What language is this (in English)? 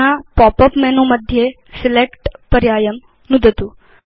Sanskrit